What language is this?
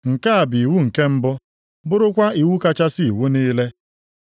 Igbo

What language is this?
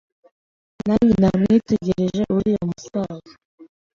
Kinyarwanda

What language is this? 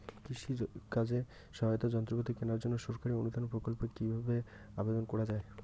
Bangla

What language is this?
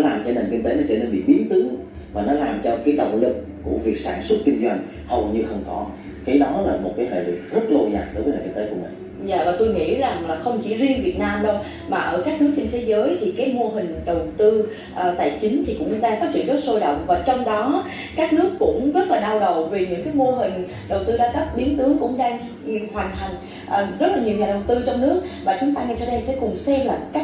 Vietnamese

